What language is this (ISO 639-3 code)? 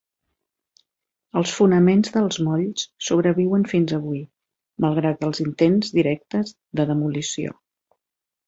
cat